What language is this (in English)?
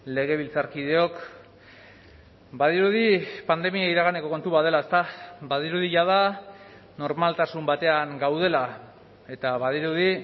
Basque